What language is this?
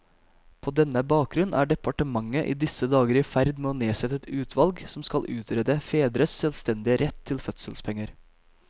Norwegian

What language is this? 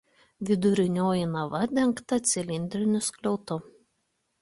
Lithuanian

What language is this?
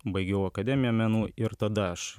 Lithuanian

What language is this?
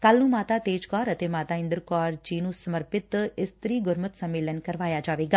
Punjabi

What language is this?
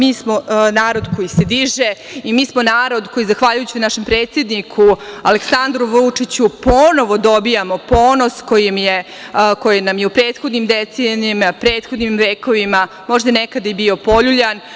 Serbian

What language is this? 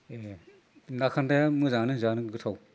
Bodo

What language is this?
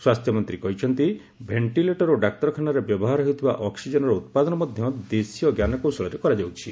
Odia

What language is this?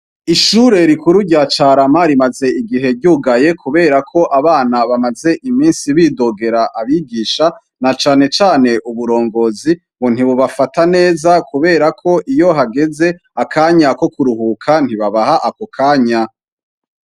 Rundi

